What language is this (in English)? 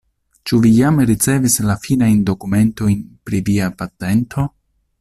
Esperanto